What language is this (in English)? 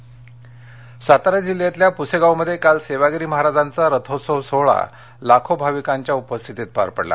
Marathi